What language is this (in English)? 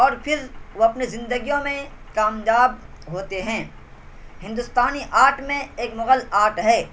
Urdu